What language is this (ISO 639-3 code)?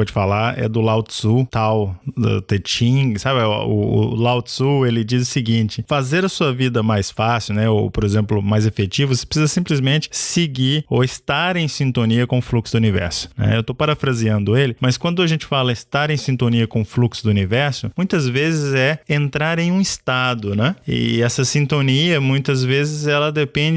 por